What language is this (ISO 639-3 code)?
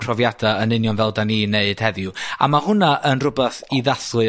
cym